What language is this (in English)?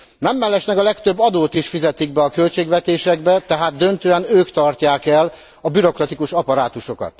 Hungarian